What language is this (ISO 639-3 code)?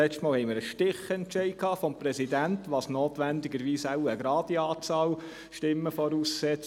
gsw